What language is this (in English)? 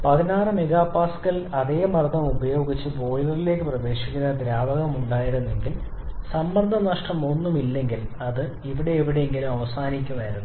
Malayalam